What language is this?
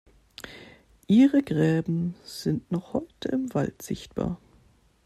German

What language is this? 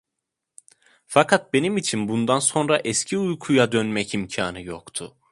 Turkish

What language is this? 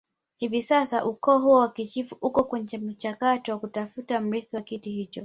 Swahili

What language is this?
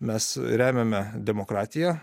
Lithuanian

